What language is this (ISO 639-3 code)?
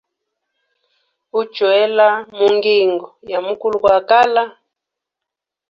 hem